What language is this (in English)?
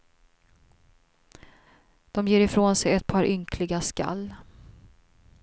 Swedish